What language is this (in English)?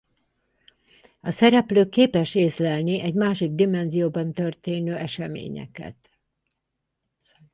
Hungarian